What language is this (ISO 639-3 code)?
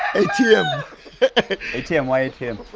eng